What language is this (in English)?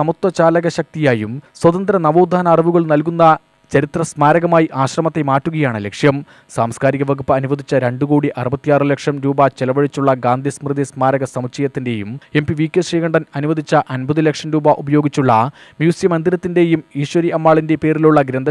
Malayalam